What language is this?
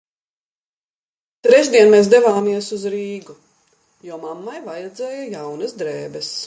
Latvian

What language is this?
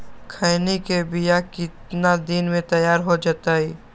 Magahi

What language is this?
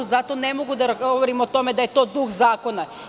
Serbian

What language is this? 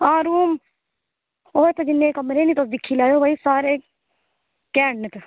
Dogri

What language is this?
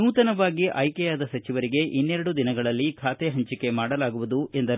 Kannada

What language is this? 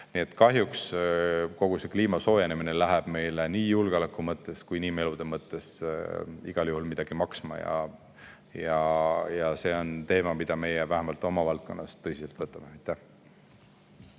Estonian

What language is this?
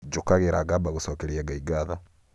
Kikuyu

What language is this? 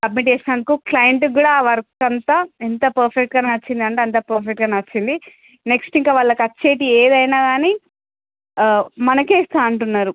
Telugu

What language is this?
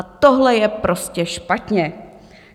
Czech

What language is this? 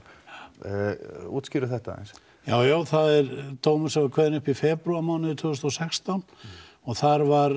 Icelandic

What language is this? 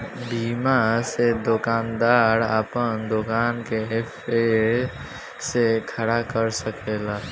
Bhojpuri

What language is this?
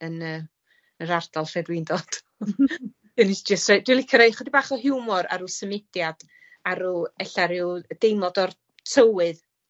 Welsh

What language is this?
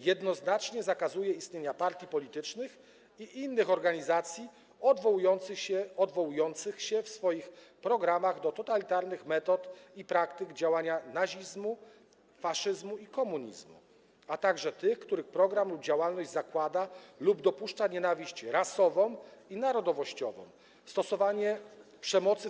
Polish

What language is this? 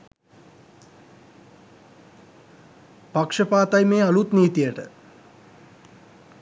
Sinhala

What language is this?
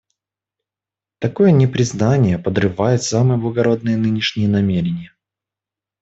Russian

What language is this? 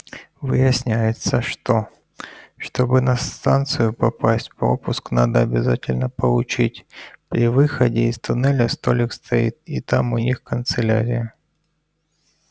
Russian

